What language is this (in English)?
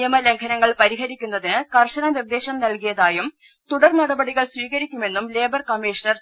Malayalam